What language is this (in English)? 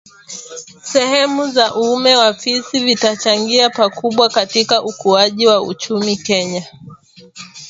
Swahili